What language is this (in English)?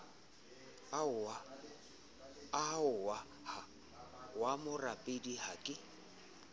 Southern Sotho